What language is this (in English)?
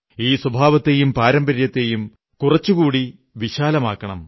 Malayalam